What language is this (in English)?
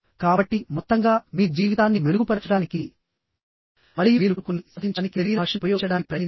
Telugu